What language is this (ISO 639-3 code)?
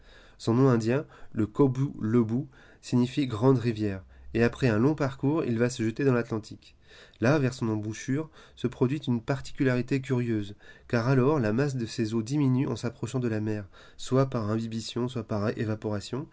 fra